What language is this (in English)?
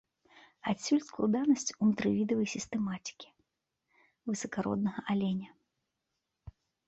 Belarusian